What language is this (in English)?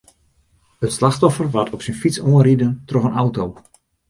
Western Frisian